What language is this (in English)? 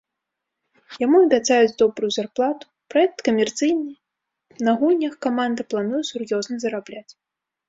Belarusian